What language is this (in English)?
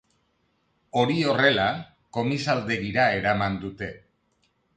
Basque